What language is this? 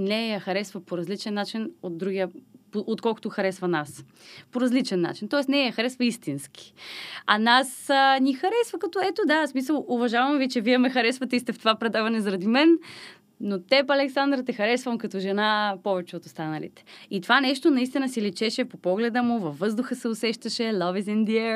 Bulgarian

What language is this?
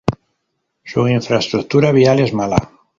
Spanish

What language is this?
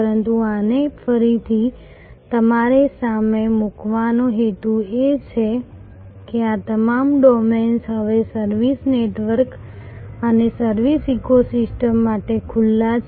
Gujarati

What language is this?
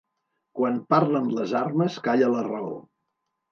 Catalan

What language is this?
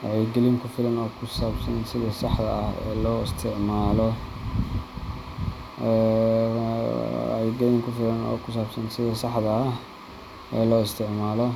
Somali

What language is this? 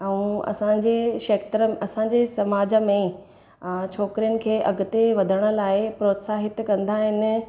Sindhi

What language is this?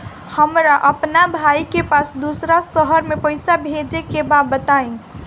Bhojpuri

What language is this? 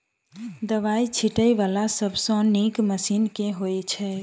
Maithili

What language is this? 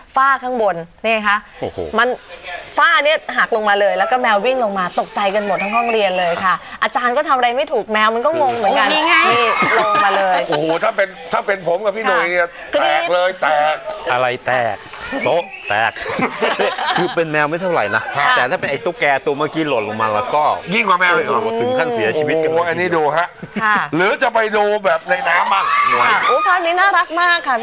Thai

